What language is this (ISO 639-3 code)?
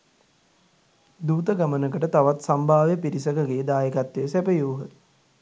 sin